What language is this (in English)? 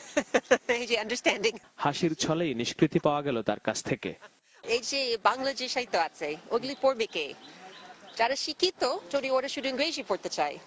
Bangla